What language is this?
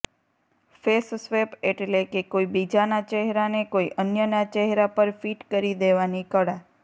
Gujarati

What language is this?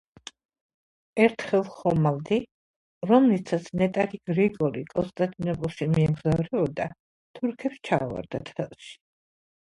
Georgian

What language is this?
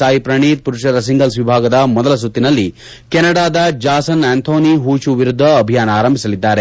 Kannada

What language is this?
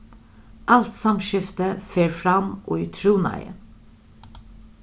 Faroese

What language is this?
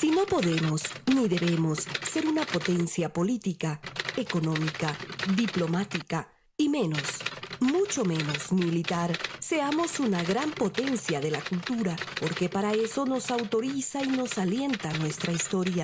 Spanish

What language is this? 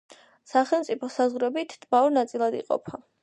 Georgian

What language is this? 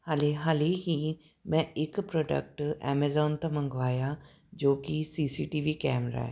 Punjabi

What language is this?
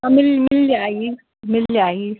Hindi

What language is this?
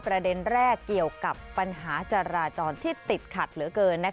Thai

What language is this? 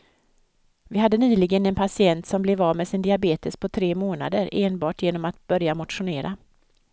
Swedish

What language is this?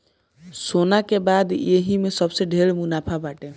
Bhojpuri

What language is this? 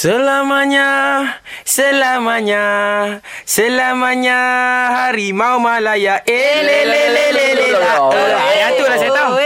Malay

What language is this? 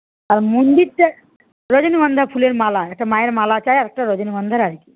Bangla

